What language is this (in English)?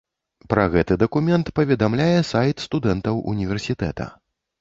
Belarusian